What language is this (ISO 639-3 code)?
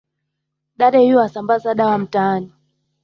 swa